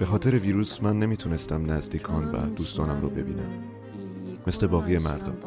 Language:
Persian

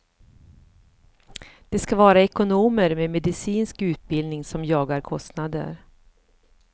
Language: Swedish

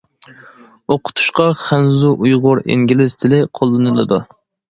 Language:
Uyghur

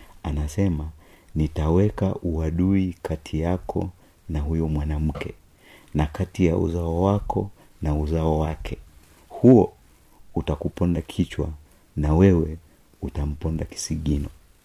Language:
Swahili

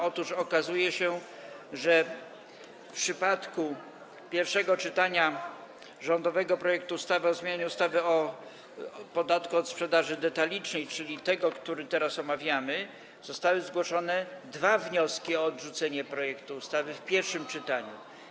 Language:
Polish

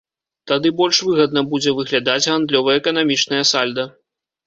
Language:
Belarusian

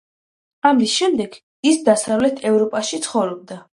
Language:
Georgian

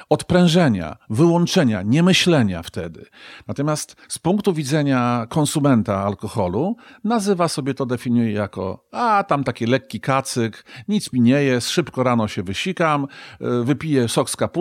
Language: Polish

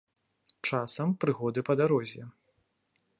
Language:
Belarusian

